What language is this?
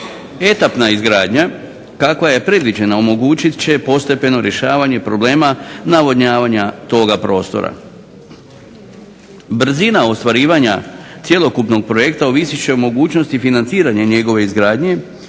Croatian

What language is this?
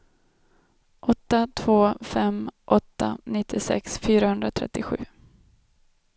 Swedish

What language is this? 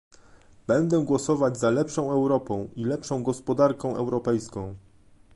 Polish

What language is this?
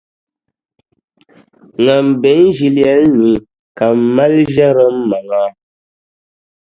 Dagbani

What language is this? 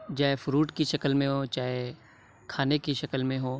Urdu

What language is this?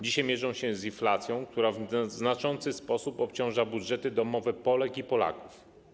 Polish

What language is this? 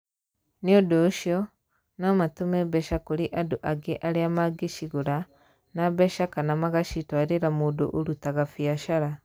Kikuyu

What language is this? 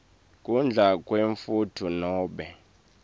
Swati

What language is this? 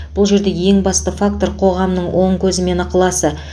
Kazakh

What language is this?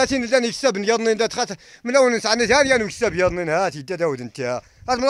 Arabic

